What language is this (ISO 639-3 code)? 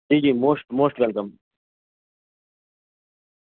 guj